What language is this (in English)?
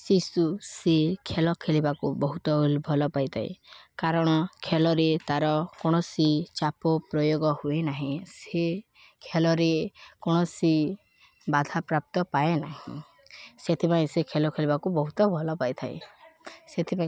Odia